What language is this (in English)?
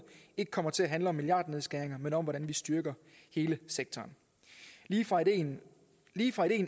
Danish